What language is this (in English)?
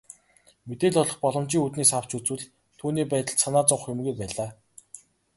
Mongolian